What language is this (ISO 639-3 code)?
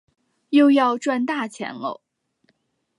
zho